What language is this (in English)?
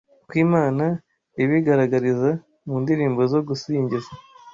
Kinyarwanda